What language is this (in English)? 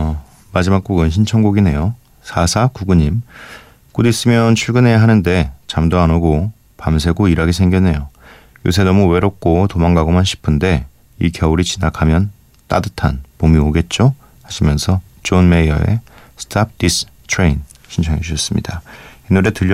Korean